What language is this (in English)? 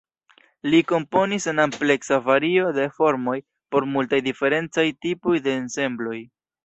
Esperanto